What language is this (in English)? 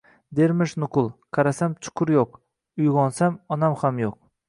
Uzbek